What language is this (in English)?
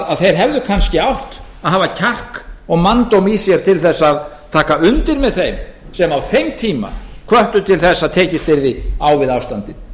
Icelandic